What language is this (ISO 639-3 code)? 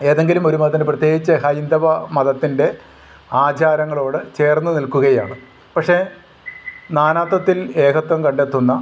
mal